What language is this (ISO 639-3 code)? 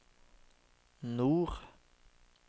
nor